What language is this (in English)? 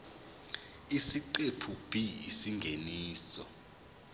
Zulu